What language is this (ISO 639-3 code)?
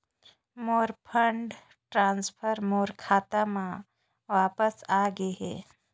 hne